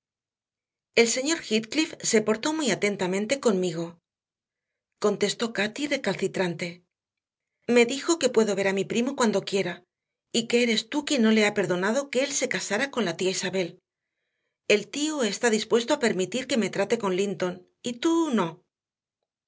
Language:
Spanish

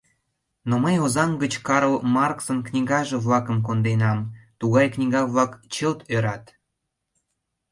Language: Mari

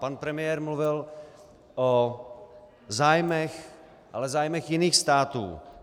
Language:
Czech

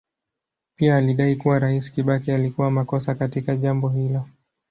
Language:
Swahili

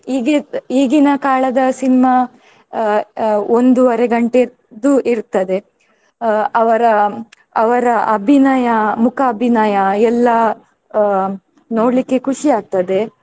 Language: Kannada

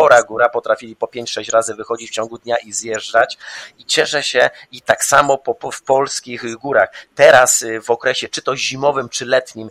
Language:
Polish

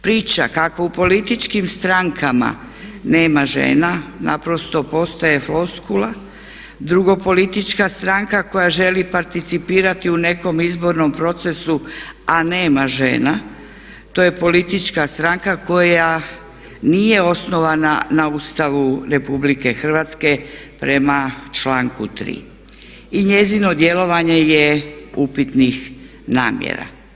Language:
Croatian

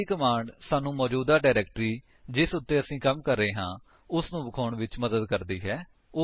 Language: Punjabi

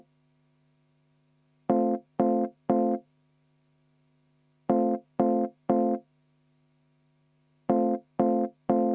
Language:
Estonian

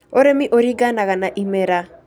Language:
Kikuyu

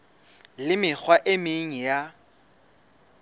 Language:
Southern Sotho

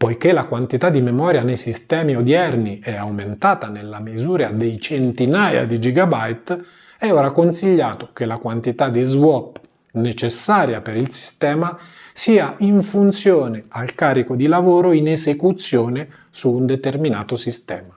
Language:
Italian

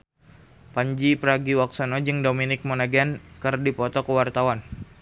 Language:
Sundanese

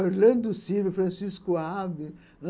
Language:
Portuguese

